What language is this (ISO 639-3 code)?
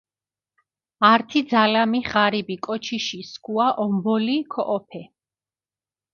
xmf